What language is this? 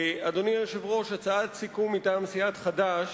Hebrew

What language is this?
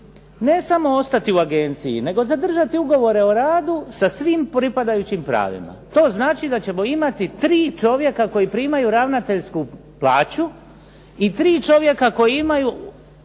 Croatian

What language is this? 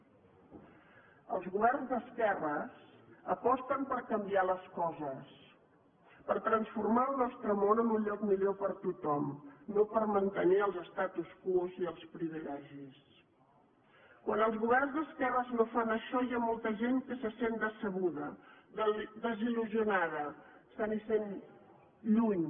Catalan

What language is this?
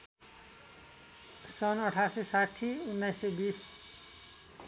Nepali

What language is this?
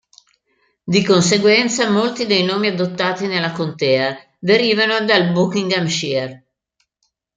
Italian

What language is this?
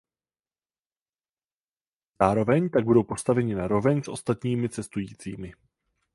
Czech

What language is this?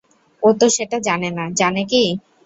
Bangla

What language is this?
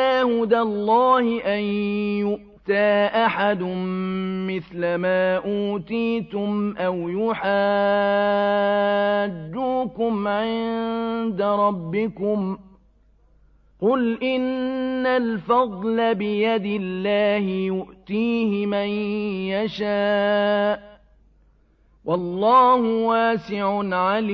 Arabic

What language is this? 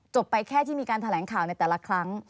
Thai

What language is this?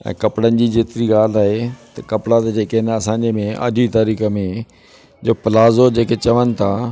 Sindhi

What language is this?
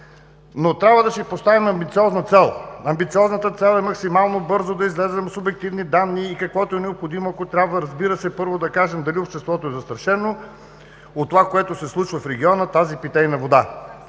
Bulgarian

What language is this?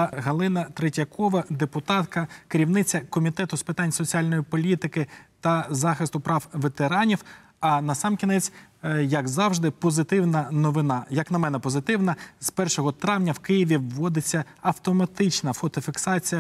Ukrainian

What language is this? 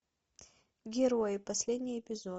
Russian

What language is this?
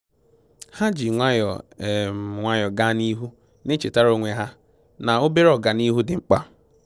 Igbo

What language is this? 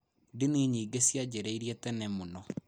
Kikuyu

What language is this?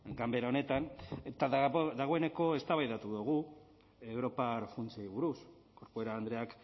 Basque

